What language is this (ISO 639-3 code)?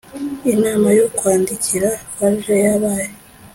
kin